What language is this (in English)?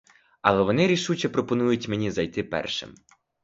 Ukrainian